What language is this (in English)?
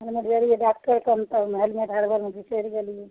Maithili